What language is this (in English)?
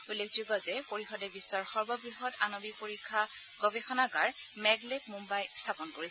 Assamese